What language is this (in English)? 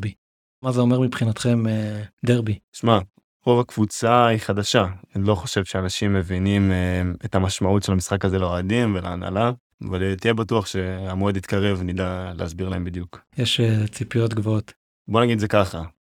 Hebrew